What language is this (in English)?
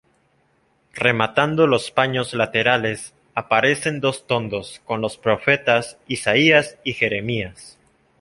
Spanish